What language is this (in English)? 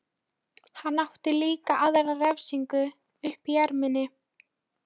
Icelandic